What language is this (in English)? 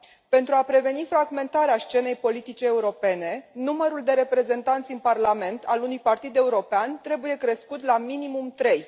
Romanian